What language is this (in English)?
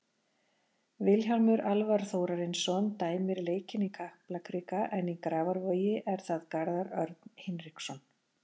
Icelandic